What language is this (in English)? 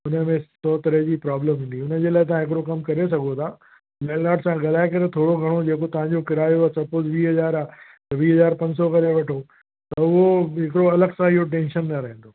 Sindhi